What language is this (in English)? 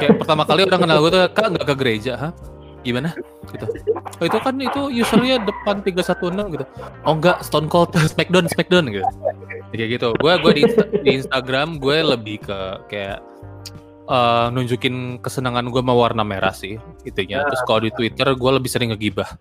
Indonesian